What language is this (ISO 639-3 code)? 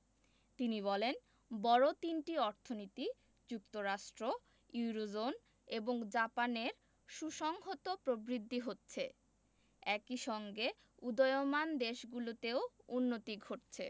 ben